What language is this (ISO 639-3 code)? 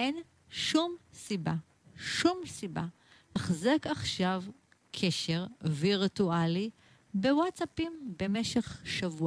heb